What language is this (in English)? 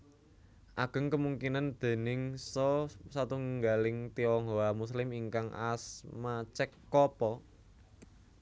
Javanese